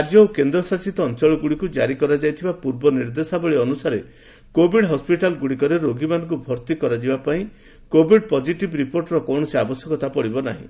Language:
Odia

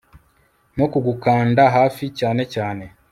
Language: Kinyarwanda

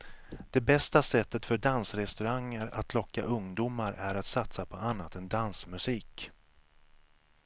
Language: Swedish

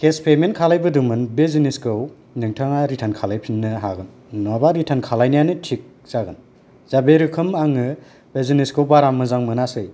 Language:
Bodo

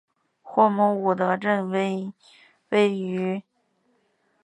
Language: Chinese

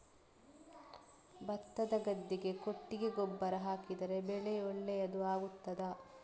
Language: Kannada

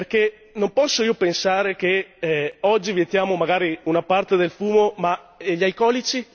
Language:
Italian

